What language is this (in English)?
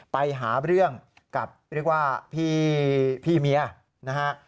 Thai